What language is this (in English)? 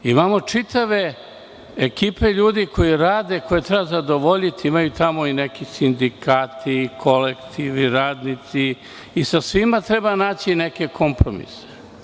Serbian